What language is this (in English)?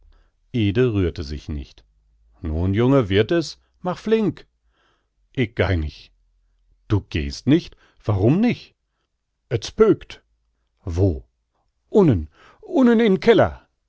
German